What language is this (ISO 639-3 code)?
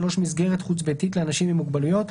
heb